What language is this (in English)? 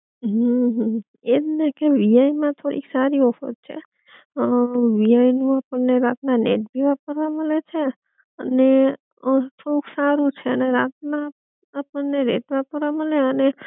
Gujarati